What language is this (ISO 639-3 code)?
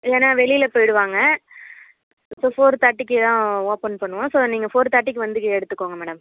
tam